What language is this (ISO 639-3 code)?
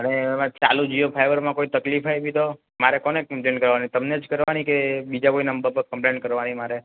guj